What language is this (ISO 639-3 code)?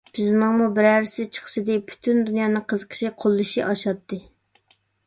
uig